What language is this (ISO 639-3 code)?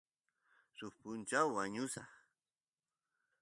qus